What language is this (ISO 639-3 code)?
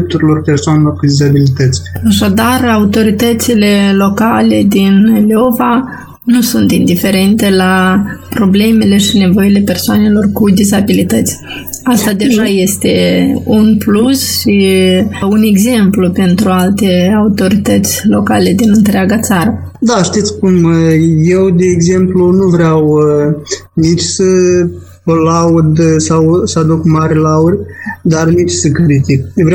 ron